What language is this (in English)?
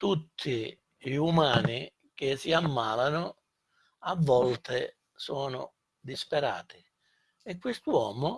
Italian